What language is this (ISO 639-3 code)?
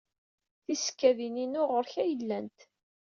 kab